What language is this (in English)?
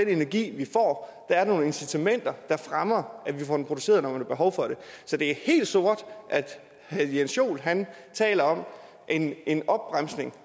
Danish